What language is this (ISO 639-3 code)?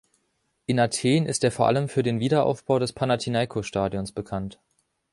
deu